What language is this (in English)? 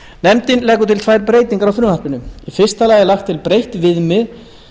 Icelandic